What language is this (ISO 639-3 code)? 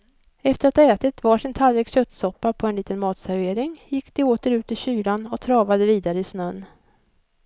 swe